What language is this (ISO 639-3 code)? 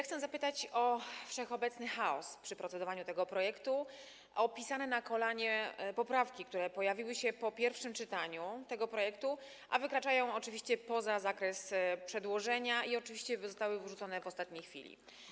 pol